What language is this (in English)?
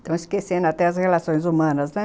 Portuguese